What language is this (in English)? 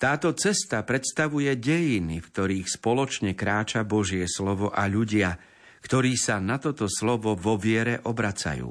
Slovak